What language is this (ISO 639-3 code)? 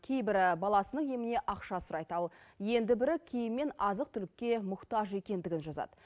kaz